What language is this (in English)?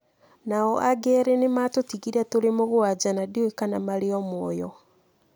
Kikuyu